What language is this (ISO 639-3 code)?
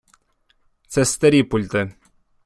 ukr